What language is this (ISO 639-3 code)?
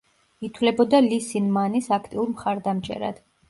kat